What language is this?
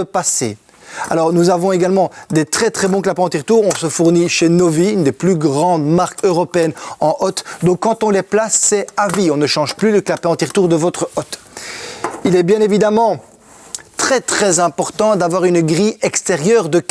French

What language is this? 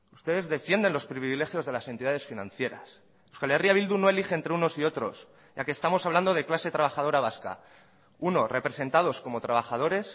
Spanish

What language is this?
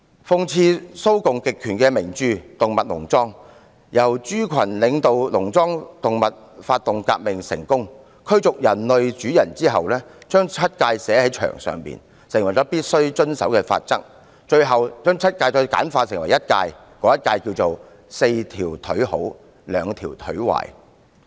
Cantonese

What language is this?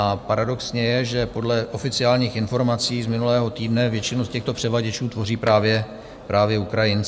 Czech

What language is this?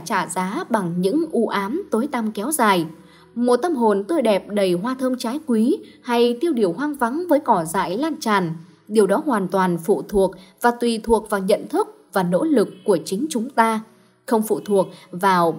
Vietnamese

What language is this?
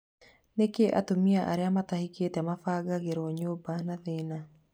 Kikuyu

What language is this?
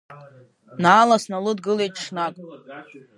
Abkhazian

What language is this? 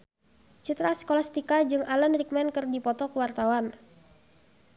Sundanese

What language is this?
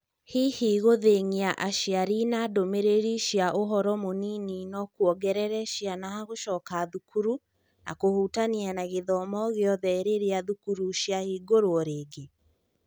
Kikuyu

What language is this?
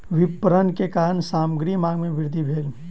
Maithili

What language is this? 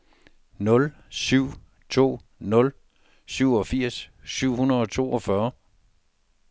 Danish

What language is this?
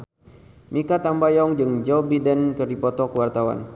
Sundanese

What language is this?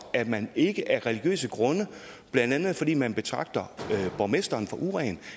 Danish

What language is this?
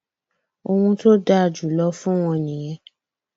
Yoruba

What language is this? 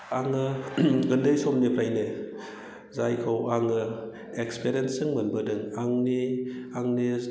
Bodo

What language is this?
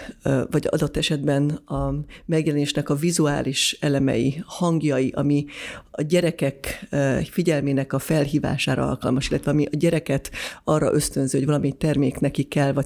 Hungarian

